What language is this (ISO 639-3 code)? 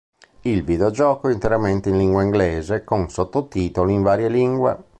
ita